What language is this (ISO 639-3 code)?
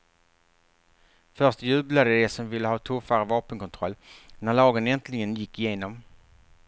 swe